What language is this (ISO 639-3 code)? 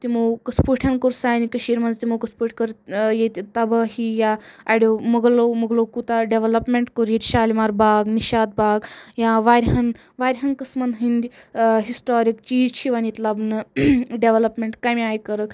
kas